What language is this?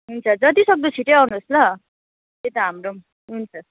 Nepali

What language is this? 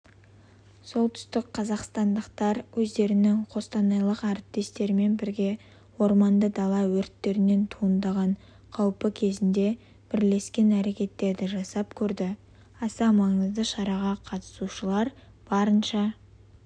Kazakh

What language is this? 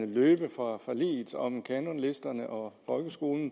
Danish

